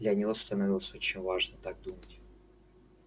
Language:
Russian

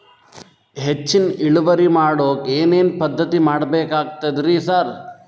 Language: Kannada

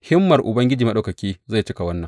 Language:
Hausa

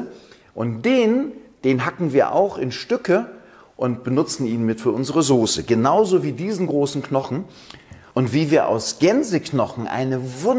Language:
German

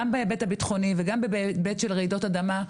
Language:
Hebrew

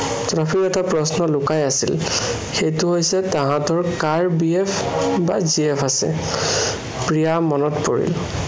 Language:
Assamese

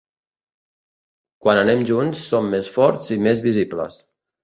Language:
Catalan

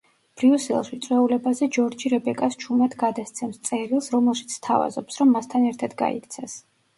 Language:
Georgian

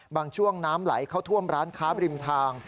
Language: Thai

